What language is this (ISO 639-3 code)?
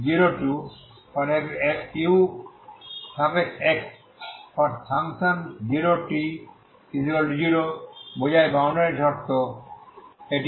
ben